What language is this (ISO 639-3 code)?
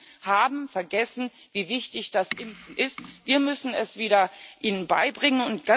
deu